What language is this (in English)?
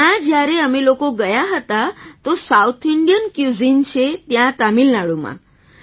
Gujarati